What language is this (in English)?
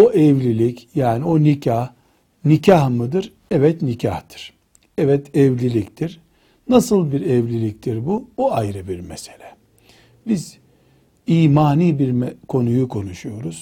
Turkish